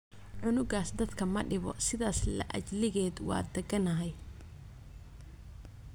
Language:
Somali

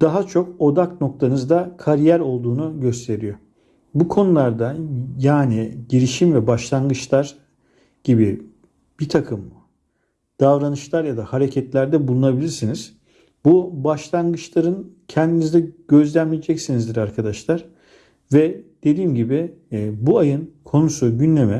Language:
Turkish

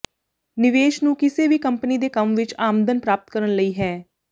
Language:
Punjabi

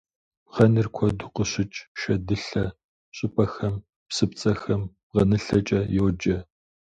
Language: Kabardian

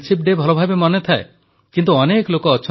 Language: Odia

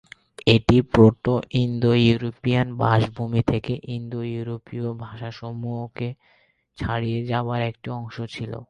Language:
Bangla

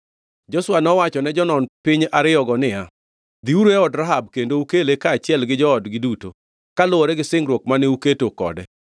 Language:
Luo (Kenya and Tanzania)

